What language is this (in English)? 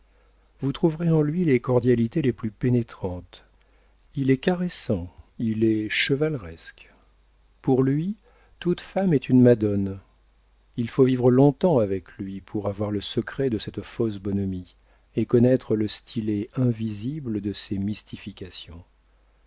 French